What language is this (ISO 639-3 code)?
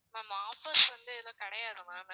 tam